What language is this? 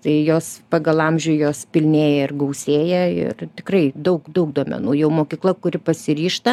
Lithuanian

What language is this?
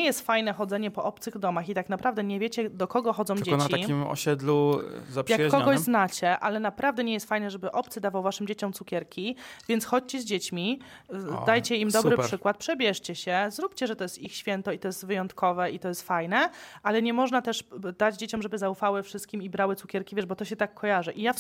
Polish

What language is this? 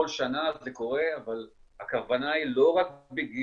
Hebrew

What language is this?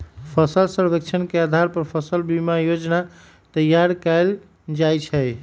Magahi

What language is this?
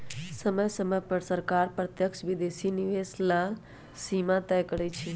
Magahi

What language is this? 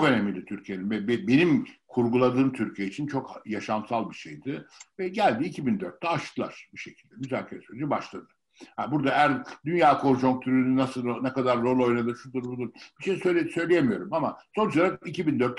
Turkish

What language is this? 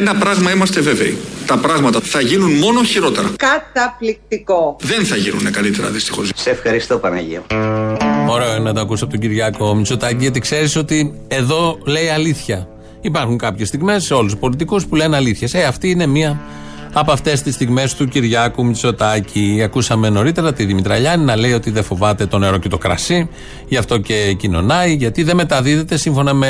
Greek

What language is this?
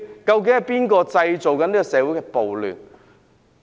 Cantonese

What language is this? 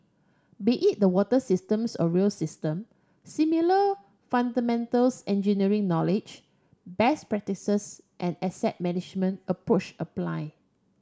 English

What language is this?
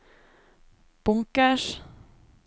Norwegian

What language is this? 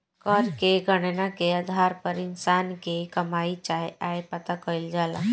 Bhojpuri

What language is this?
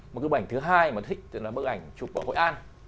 Vietnamese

